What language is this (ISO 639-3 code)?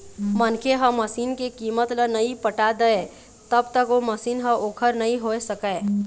hne